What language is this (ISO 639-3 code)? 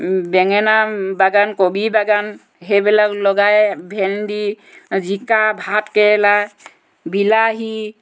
asm